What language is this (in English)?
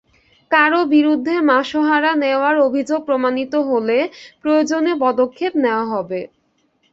Bangla